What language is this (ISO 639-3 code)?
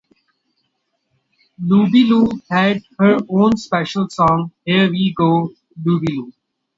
eng